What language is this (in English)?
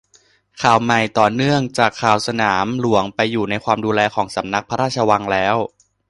Thai